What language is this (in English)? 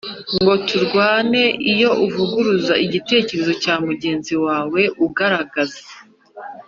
Kinyarwanda